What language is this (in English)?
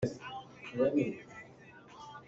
Hakha Chin